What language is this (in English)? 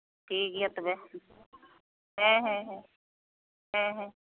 Santali